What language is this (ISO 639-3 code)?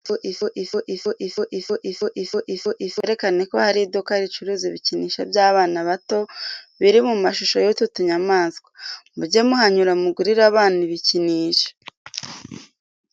kin